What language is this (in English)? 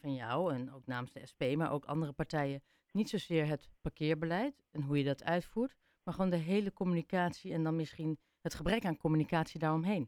Dutch